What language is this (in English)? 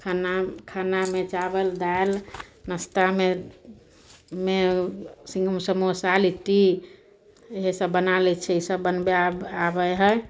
Maithili